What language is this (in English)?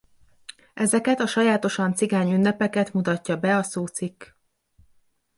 Hungarian